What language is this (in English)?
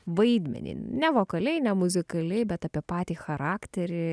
Lithuanian